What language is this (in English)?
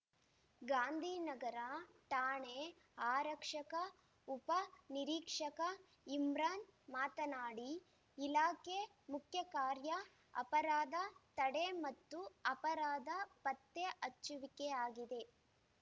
Kannada